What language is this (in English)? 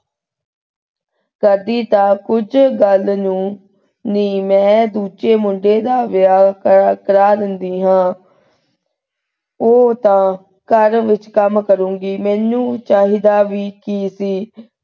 Punjabi